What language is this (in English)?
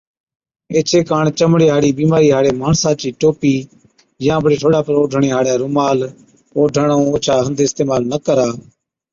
Od